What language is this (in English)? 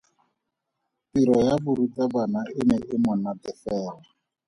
Tswana